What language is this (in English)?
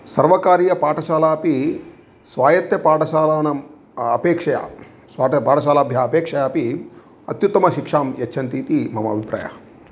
Sanskrit